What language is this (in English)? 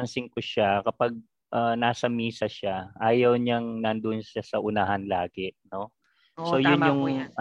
Filipino